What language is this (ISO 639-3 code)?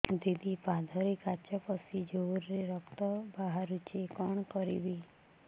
ori